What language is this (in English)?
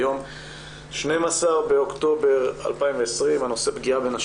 Hebrew